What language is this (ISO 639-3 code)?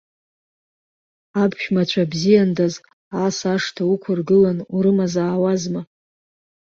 abk